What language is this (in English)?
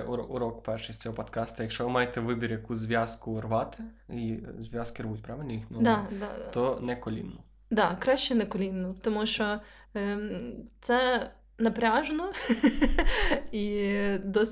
Ukrainian